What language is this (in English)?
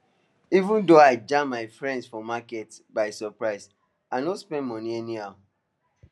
Nigerian Pidgin